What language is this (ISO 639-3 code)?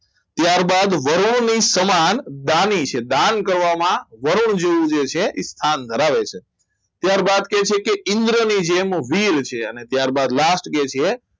guj